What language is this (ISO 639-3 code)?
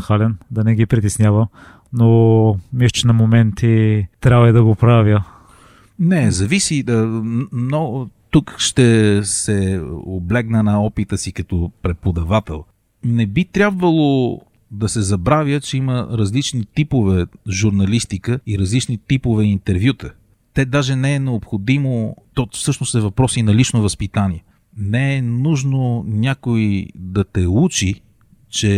bul